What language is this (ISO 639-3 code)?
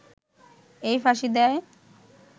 ben